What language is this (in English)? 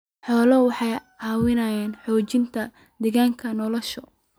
Somali